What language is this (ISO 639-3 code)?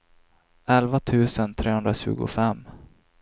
swe